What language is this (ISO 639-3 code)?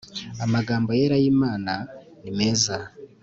kin